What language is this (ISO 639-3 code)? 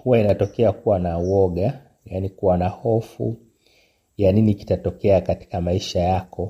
swa